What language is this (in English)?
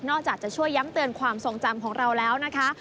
Thai